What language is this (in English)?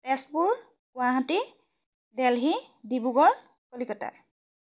Assamese